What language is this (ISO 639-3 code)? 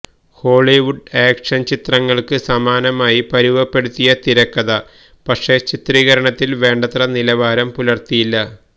mal